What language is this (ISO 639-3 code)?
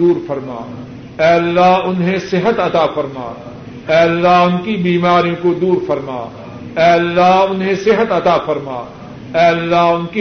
urd